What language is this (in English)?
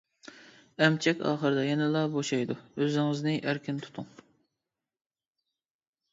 Uyghur